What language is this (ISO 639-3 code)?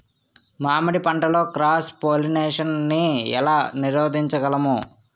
tel